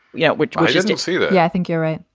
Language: English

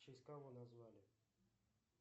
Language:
Russian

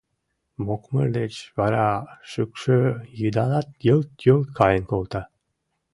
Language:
Mari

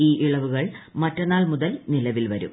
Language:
Malayalam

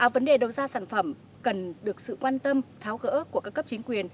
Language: Vietnamese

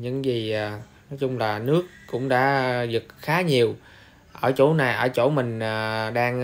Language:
Vietnamese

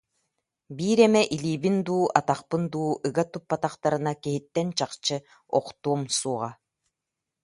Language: Yakut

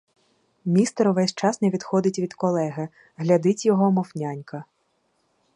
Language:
Ukrainian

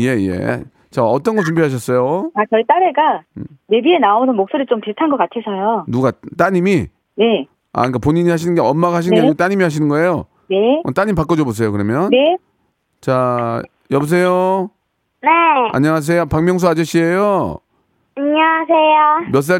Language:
Korean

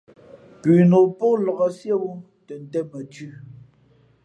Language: Fe'fe'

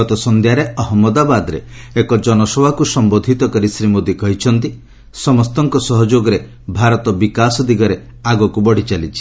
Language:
Odia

